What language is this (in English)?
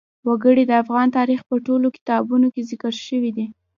Pashto